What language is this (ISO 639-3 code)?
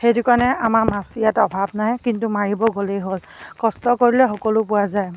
asm